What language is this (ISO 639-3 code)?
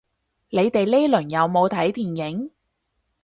yue